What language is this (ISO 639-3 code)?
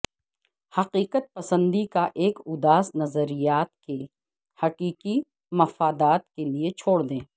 urd